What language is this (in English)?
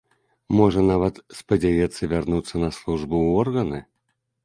Belarusian